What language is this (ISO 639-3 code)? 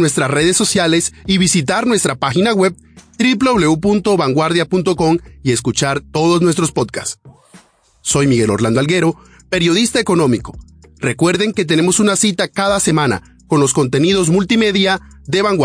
spa